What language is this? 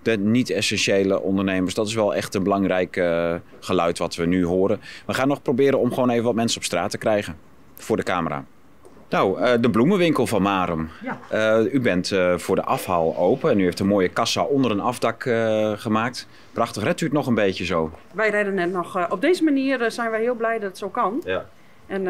Dutch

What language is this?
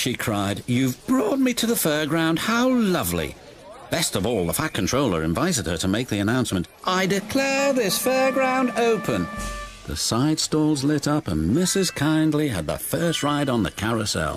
English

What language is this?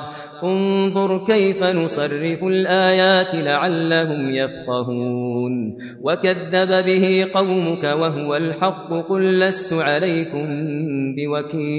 Arabic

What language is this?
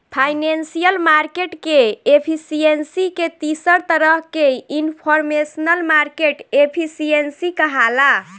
Bhojpuri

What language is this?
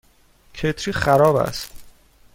Persian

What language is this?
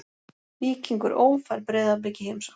Icelandic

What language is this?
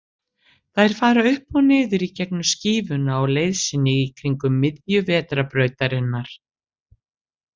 Icelandic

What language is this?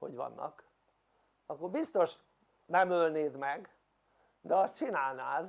Hungarian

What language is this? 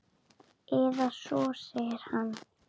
Icelandic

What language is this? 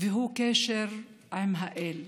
Hebrew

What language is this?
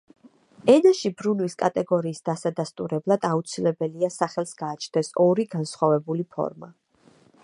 Georgian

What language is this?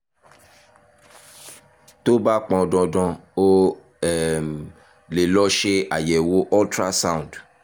Yoruba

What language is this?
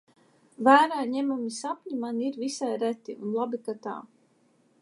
Latvian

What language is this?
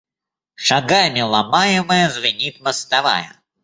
Russian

